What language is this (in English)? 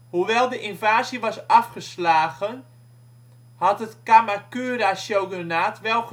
Dutch